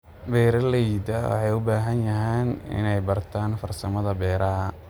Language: Somali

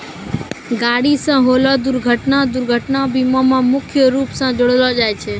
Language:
Maithili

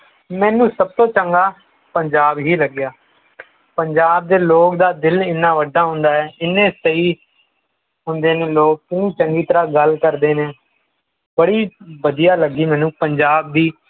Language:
Punjabi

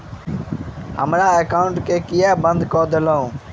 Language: Maithili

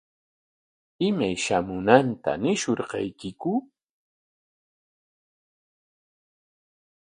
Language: Corongo Ancash Quechua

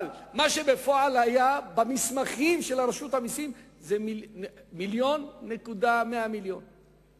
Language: Hebrew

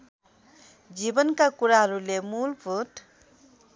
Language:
Nepali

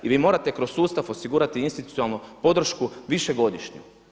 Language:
Croatian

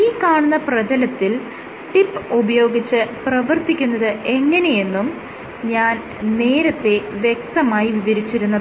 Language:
Malayalam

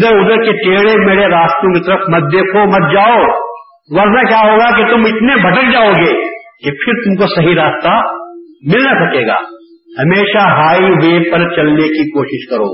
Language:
Urdu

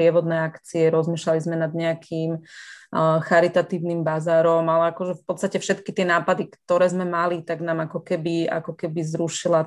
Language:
Slovak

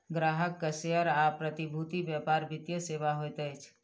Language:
Maithili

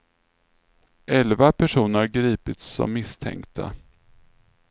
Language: Swedish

